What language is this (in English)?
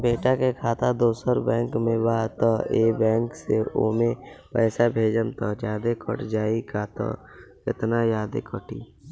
Bhojpuri